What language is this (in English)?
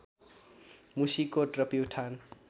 Nepali